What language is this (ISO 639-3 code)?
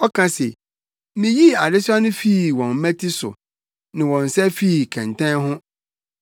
aka